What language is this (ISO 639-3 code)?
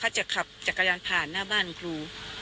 tha